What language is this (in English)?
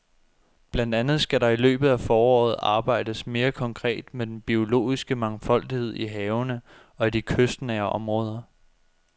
Danish